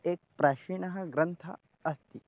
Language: Sanskrit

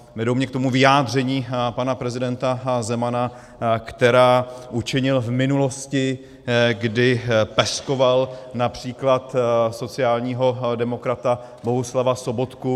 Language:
Czech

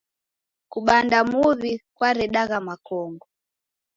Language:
Taita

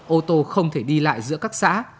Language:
Vietnamese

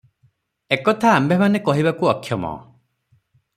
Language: Odia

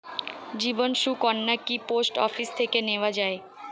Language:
Bangla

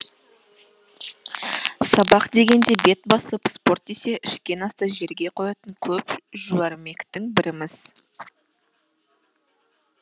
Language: Kazakh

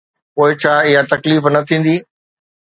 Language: Sindhi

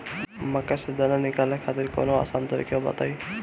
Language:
Bhojpuri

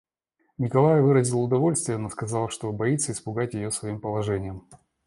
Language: Russian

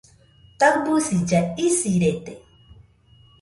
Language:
Nüpode Huitoto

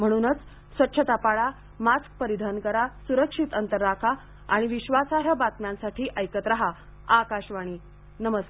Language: Marathi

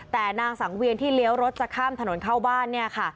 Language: Thai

